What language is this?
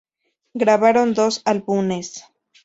Spanish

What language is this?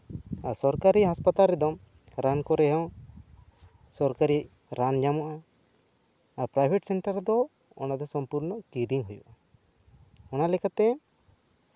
Santali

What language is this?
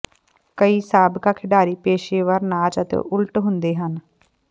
Punjabi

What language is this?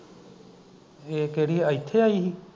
Punjabi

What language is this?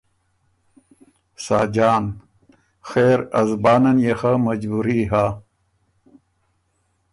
Ormuri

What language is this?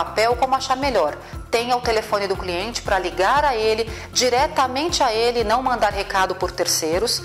Portuguese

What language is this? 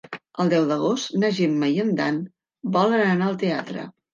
Catalan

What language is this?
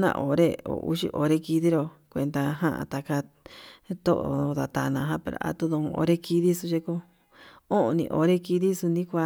Yutanduchi Mixtec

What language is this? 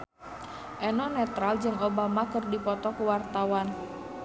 Sundanese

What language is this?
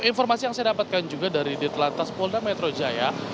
Indonesian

